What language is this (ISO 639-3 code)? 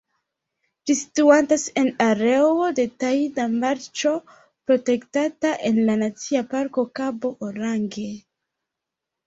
epo